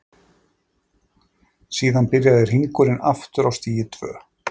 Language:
Icelandic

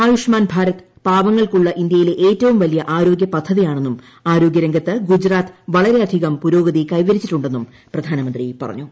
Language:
Malayalam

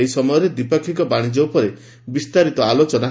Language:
Odia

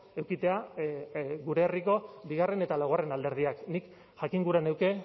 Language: Basque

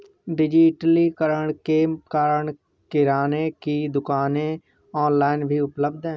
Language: Hindi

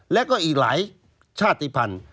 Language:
Thai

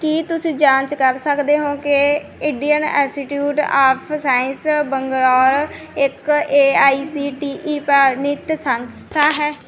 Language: Punjabi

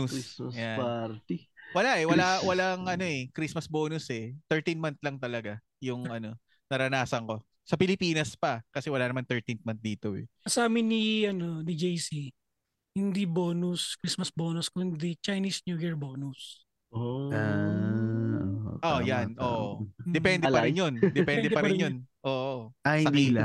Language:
Filipino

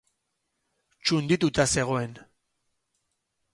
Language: Basque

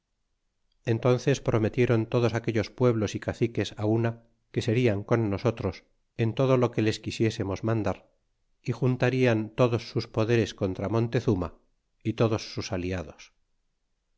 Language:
Spanish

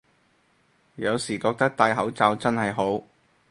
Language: Cantonese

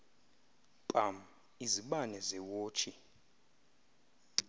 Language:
Xhosa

